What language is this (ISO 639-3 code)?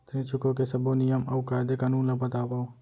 hne